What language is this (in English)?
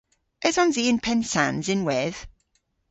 Cornish